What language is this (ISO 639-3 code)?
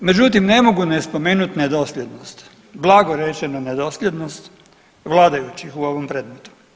hrv